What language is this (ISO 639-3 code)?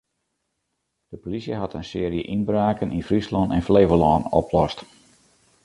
fry